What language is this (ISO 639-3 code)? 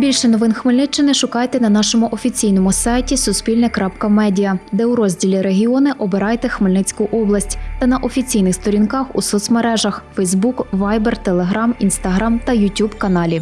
ukr